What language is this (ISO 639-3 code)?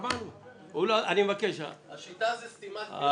heb